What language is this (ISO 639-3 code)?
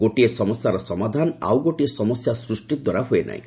ori